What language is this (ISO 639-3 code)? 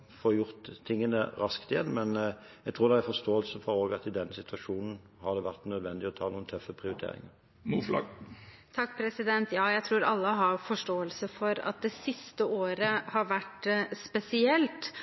nob